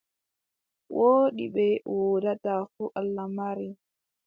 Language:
Adamawa Fulfulde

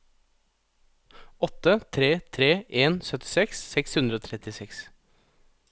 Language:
Norwegian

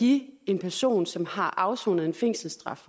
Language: Danish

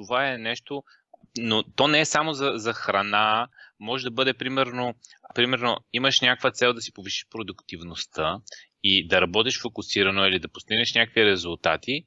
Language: Bulgarian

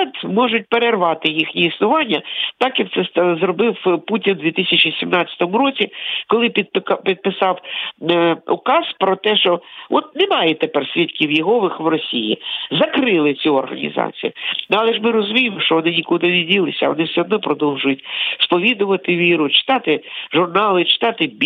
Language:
Ukrainian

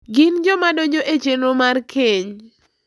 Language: Luo (Kenya and Tanzania)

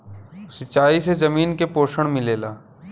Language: Bhojpuri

